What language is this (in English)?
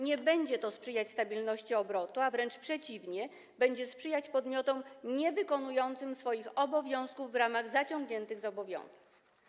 Polish